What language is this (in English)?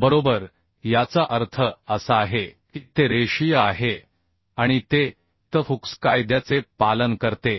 Marathi